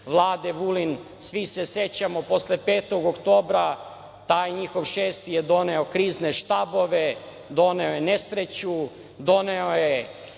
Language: Serbian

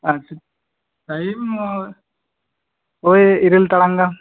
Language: Santali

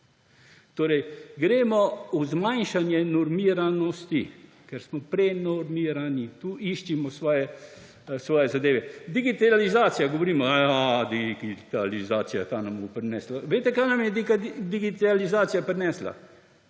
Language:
Slovenian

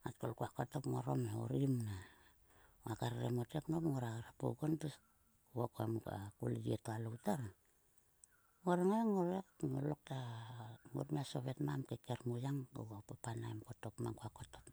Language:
Sulka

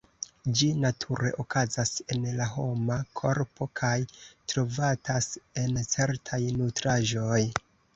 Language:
Esperanto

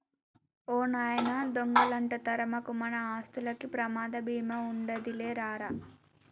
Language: Telugu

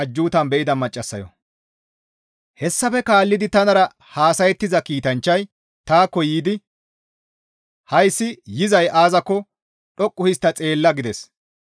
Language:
Gamo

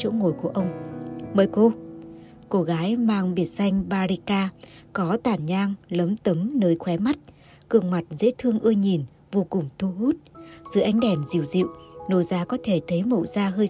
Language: Vietnamese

